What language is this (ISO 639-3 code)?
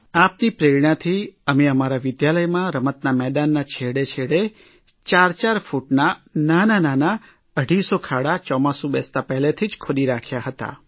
guj